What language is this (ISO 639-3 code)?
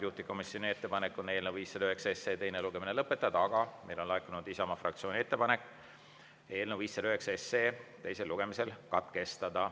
est